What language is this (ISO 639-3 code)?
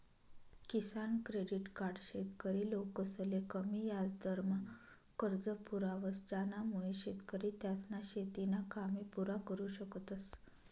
mar